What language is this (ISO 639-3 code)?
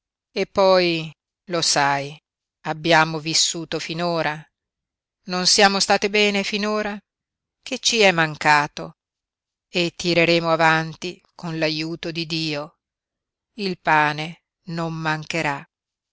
ita